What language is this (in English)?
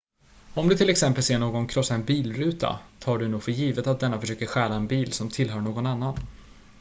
Swedish